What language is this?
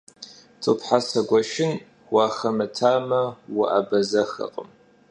Kabardian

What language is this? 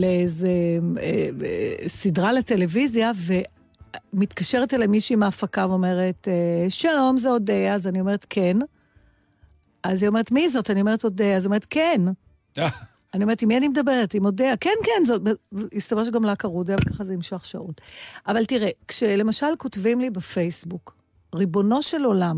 Hebrew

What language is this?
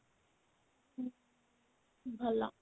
Odia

